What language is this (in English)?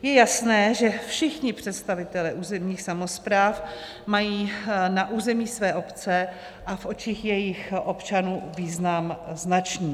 Czech